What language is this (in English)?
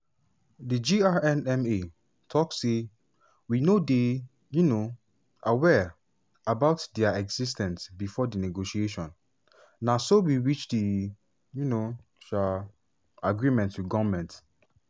Nigerian Pidgin